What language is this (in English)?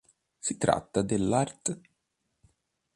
Italian